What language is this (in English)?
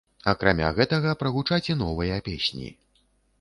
Belarusian